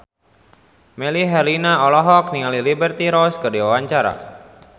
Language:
Sundanese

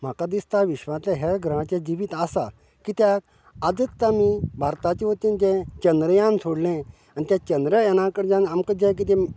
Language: Konkani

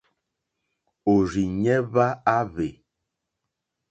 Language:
Mokpwe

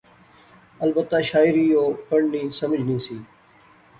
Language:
Pahari-Potwari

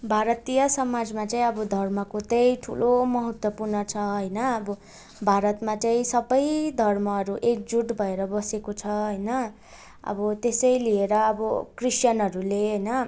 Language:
Nepali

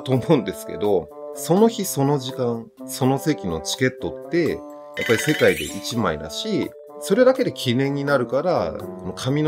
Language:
Japanese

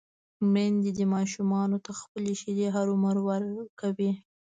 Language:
Pashto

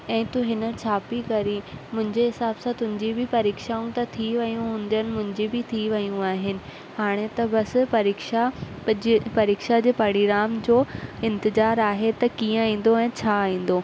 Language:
Sindhi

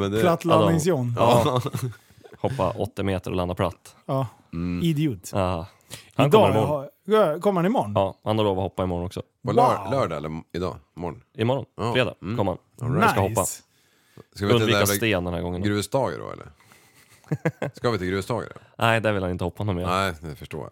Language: Swedish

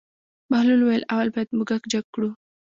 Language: Pashto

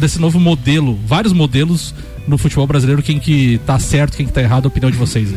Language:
Portuguese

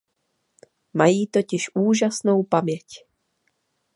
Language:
Czech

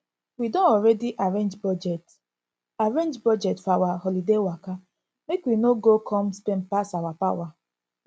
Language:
Nigerian Pidgin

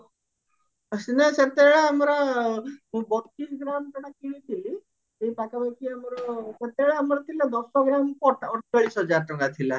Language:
Odia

